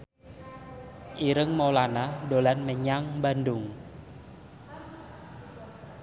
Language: Javanese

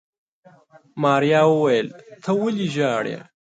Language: Pashto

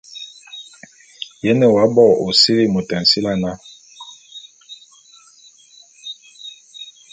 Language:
Bulu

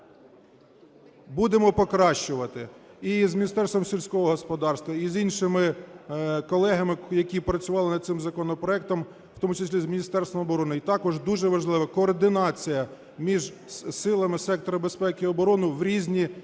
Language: Ukrainian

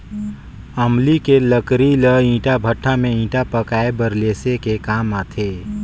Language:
Chhattisgarhi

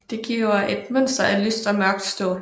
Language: Danish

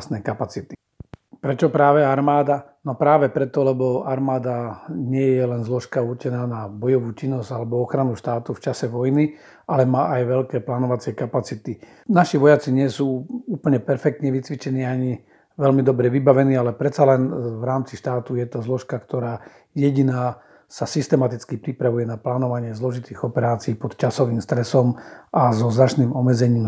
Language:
Slovak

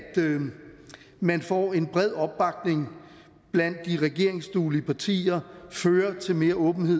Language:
Danish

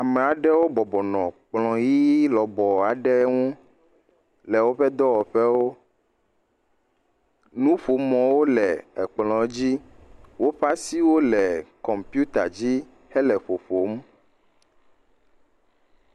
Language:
Ewe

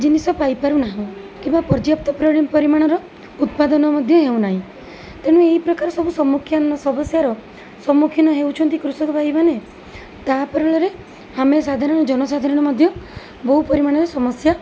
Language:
Odia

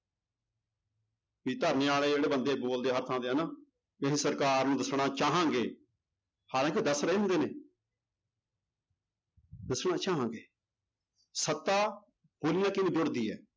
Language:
Punjabi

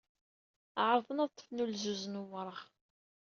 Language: Kabyle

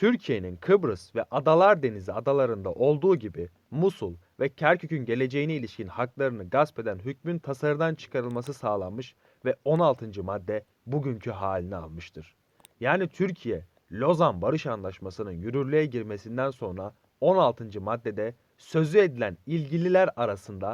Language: Turkish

